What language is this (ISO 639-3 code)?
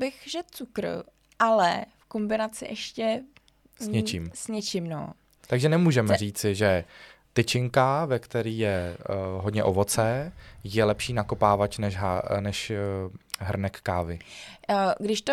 ces